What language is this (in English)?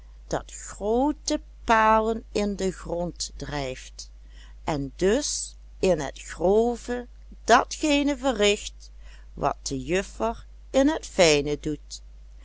Dutch